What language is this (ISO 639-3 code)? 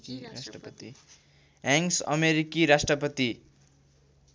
nep